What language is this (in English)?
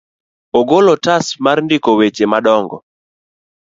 Luo (Kenya and Tanzania)